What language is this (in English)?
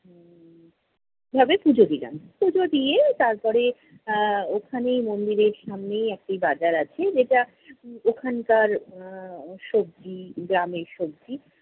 Bangla